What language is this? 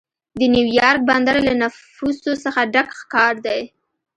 Pashto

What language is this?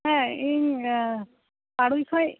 Santali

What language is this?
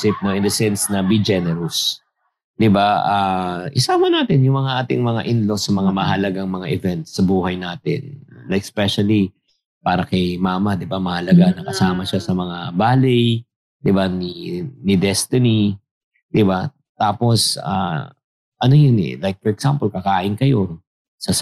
Filipino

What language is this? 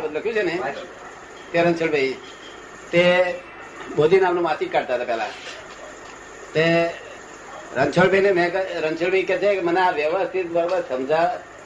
Gujarati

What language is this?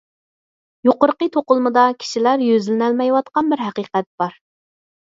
Uyghur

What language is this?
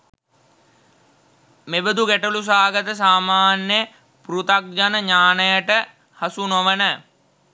Sinhala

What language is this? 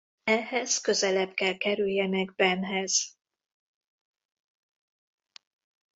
Hungarian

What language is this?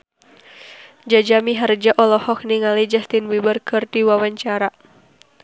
Sundanese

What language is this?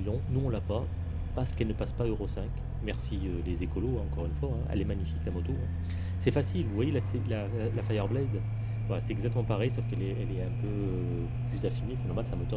French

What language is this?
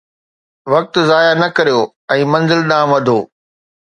Sindhi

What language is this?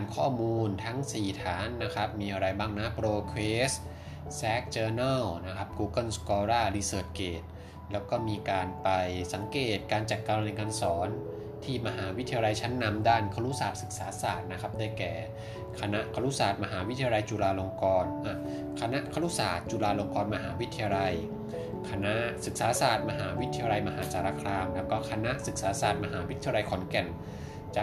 Thai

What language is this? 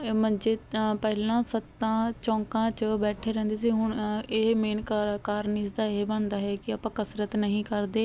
Punjabi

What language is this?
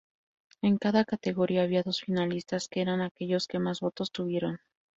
Spanish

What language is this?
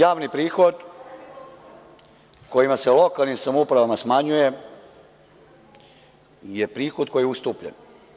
Serbian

